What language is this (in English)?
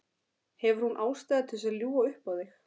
Icelandic